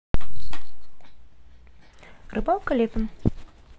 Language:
Russian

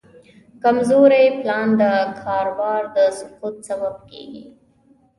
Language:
Pashto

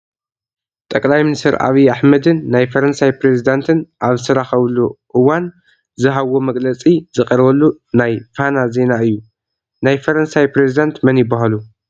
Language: Tigrinya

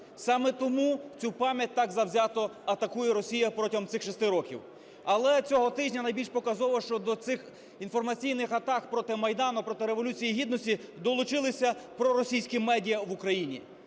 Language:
Ukrainian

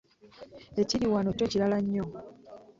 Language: Ganda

